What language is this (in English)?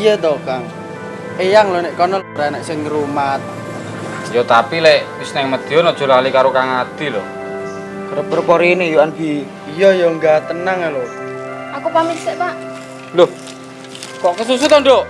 Indonesian